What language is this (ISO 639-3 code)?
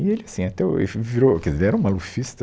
por